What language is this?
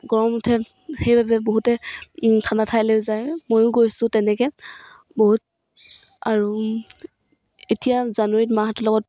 Assamese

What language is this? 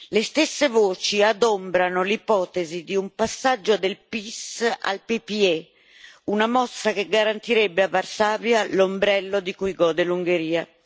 Italian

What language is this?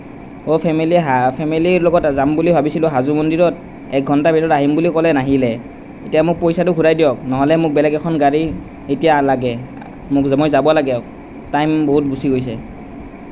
Assamese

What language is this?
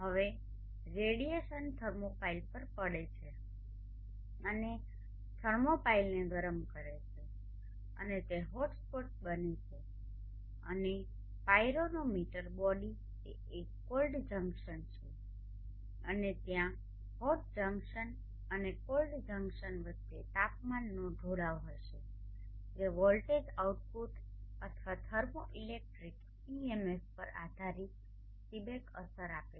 Gujarati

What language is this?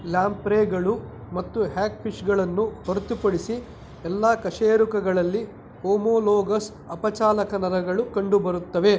Kannada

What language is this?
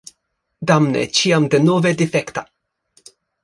Esperanto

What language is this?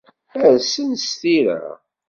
Kabyle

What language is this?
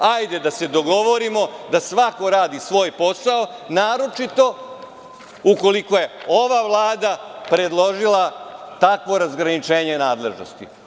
Serbian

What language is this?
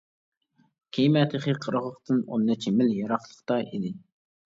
Uyghur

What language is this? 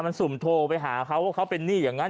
Thai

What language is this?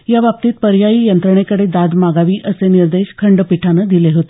Marathi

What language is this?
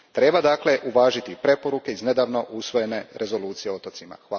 Croatian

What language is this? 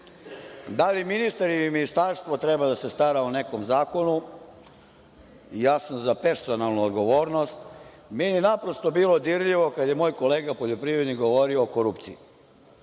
Serbian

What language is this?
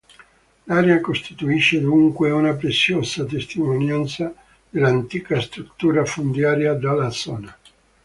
Italian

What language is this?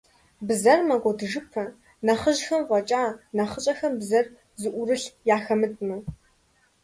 Kabardian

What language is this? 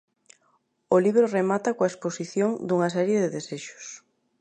Galician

